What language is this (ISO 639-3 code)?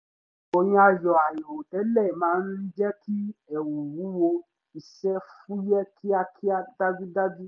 yor